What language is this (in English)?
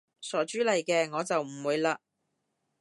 Cantonese